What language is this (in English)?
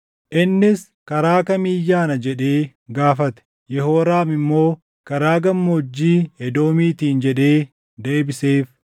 Oromo